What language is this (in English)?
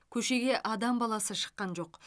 Kazakh